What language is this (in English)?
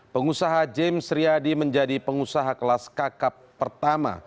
Indonesian